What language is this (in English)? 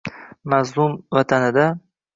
Uzbek